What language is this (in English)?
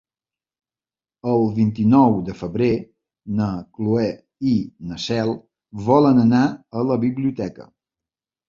Catalan